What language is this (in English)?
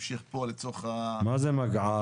Hebrew